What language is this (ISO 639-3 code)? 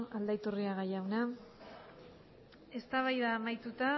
eus